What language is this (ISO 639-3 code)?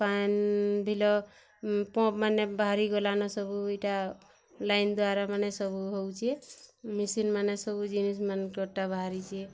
ori